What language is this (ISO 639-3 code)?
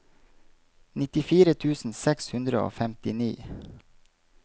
nor